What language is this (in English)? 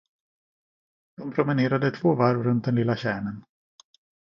Swedish